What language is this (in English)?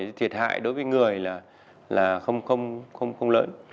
Vietnamese